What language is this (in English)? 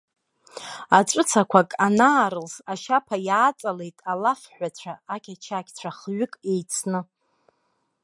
Abkhazian